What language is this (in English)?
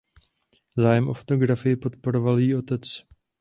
Czech